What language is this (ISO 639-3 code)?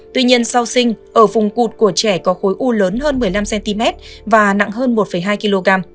vie